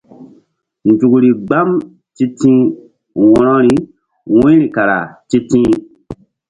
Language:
Mbum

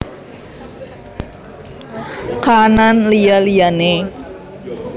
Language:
Javanese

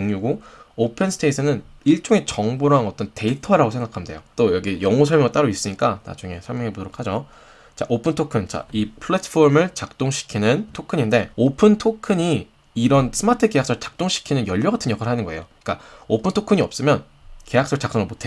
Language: Korean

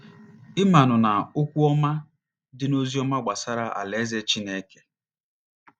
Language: Igbo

